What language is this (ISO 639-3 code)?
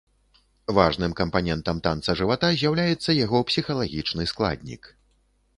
bel